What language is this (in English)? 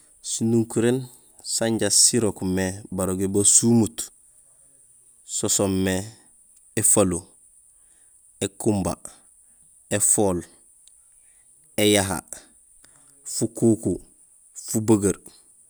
Gusilay